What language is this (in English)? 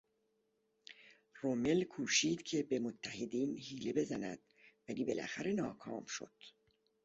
Persian